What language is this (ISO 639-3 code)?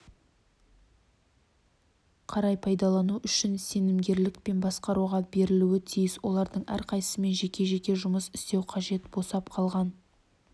kaz